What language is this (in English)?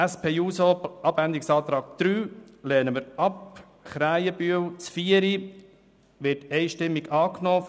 Swiss German